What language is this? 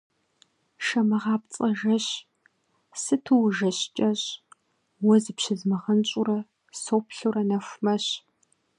Kabardian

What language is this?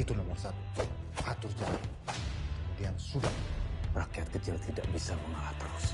Indonesian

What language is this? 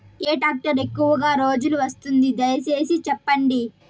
Telugu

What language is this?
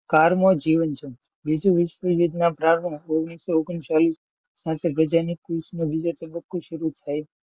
Gujarati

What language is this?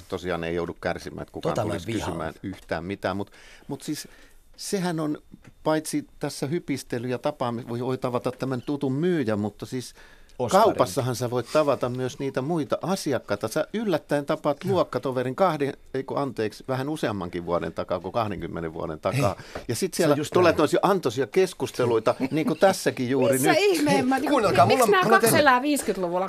Finnish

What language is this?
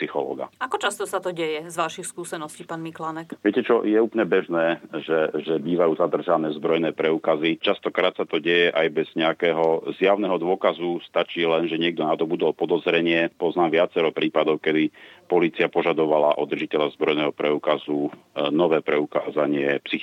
Slovak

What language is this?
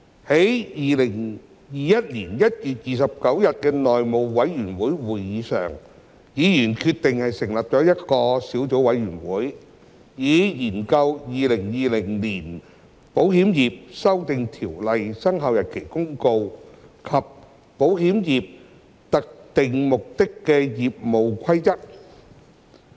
Cantonese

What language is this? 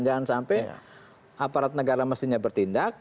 Indonesian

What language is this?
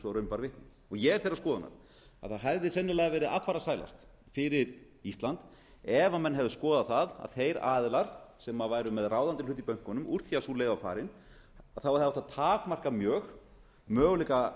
Icelandic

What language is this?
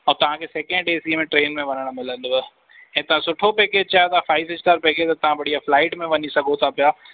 Sindhi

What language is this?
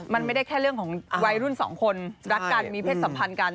Thai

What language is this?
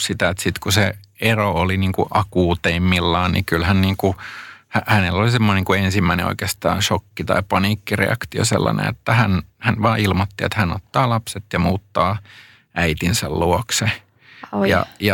Finnish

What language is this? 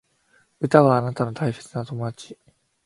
Japanese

